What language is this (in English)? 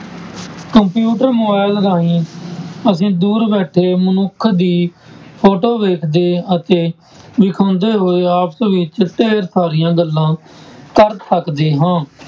Punjabi